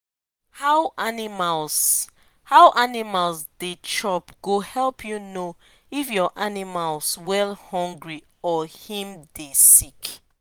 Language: Nigerian Pidgin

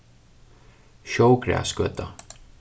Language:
Faroese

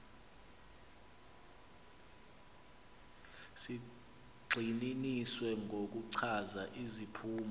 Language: Xhosa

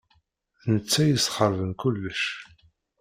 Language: Kabyle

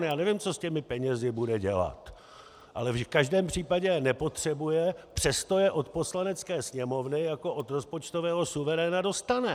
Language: Czech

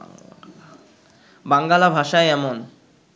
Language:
Bangla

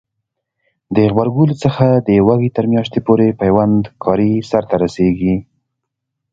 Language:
Pashto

